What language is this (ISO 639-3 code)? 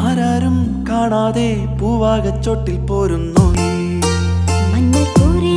mal